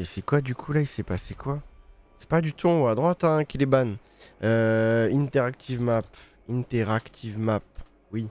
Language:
French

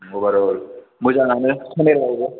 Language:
Bodo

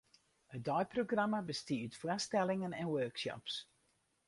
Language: Western Frisian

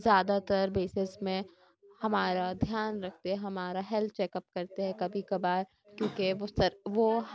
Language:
Urdu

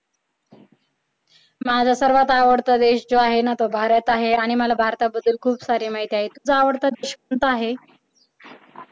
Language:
Marathi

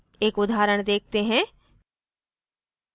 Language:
Hindi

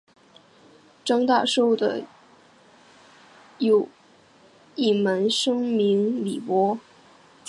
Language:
Chinese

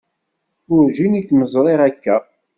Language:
Kabyle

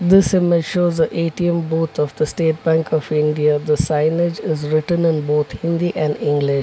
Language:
English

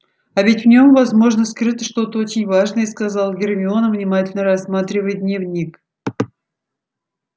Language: Russian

